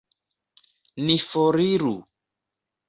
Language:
Esperanto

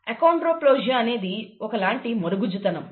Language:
Telugu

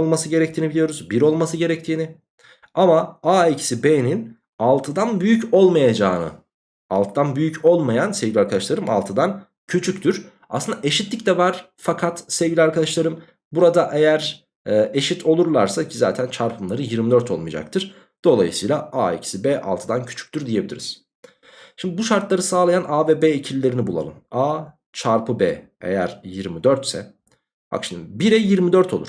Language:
Turkish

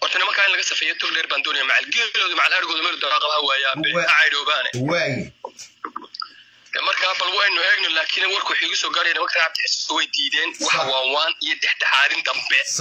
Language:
Arabic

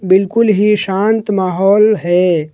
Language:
Hindi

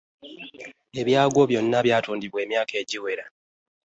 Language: Ganda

